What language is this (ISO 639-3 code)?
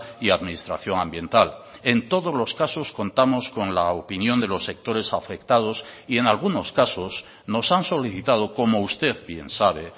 spa